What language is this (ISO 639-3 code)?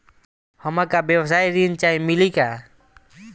bho